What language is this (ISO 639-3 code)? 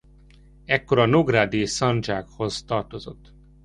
hun